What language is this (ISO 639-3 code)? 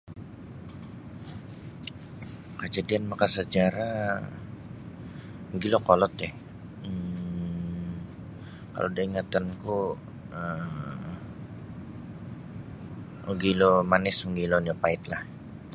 bsy